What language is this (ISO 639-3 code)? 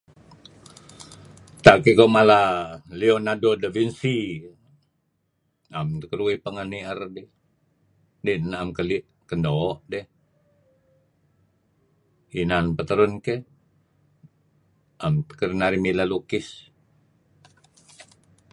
kzi